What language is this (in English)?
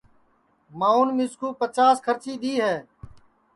Sansi